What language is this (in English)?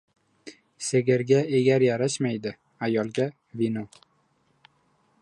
Uzbek